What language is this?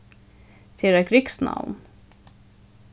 Faroese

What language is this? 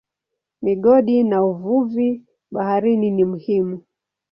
Swahili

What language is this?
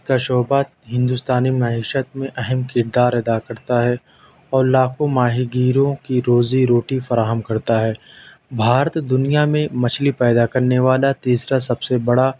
Urdu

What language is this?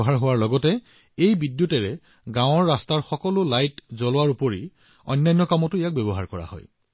Assamese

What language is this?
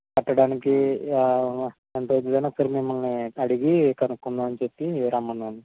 Telugu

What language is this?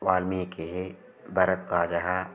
Sanskrit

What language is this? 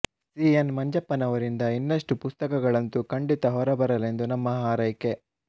Kannada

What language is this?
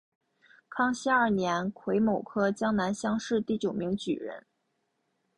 Chinese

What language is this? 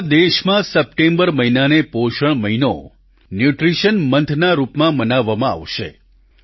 Gujarati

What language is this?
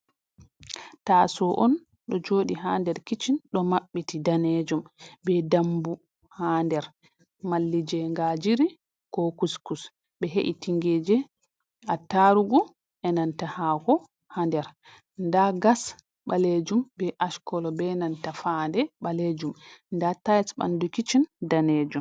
Fula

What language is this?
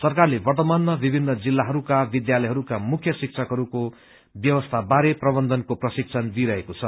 Nepali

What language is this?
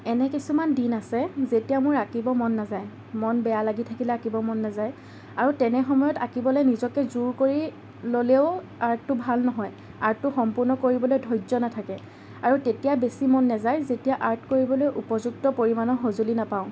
Assamese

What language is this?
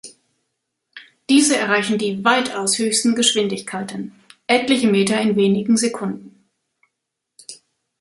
German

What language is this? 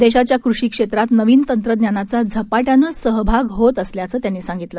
Marathi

